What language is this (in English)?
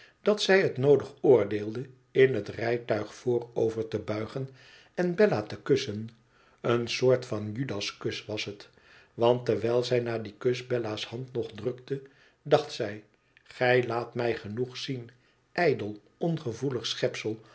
Dutch